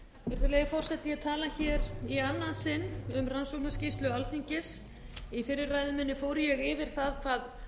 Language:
Icelandic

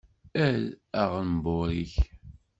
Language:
Kabyle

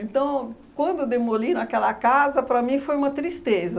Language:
Portuguese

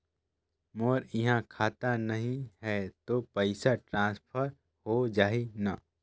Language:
Chhattisgarhi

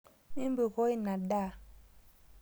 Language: Masai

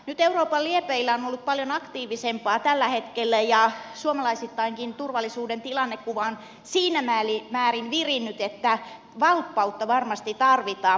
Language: Finnish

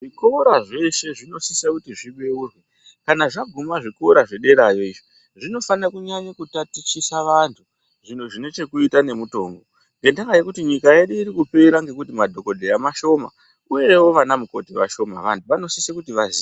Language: Ndau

